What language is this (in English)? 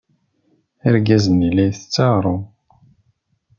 Kabyle